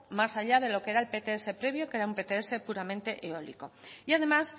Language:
Spanish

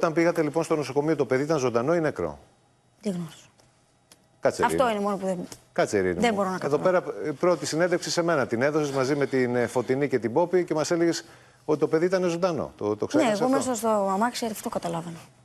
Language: Greek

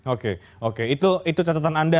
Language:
Indonesian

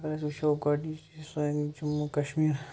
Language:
Kashmiri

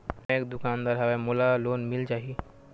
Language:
Chhattisgarhi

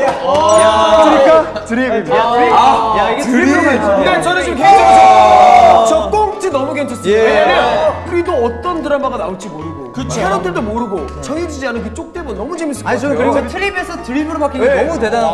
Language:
Korean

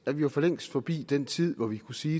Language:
Danish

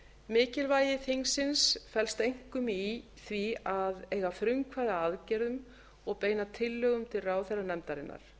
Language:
Icelandic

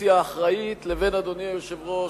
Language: Hebrew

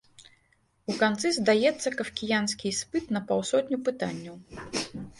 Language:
Belarusian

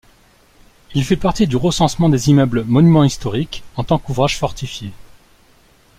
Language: French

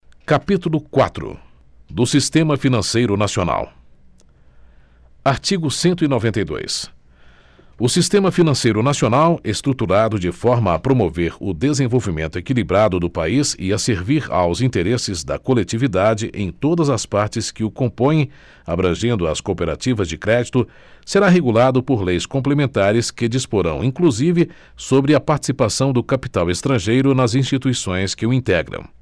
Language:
Portuguese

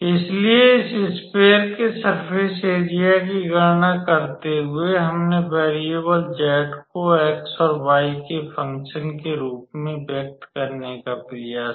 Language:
Hindi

